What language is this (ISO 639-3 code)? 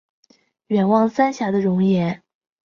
zho